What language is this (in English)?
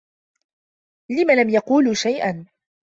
Arabic